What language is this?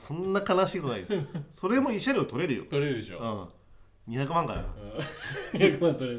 Japanese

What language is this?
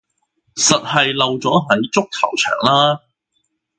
Cantonese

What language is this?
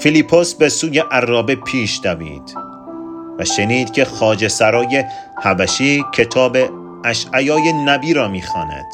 Persian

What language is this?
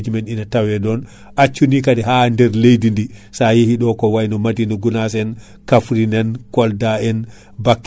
Fula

